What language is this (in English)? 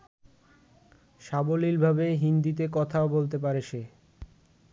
Bangla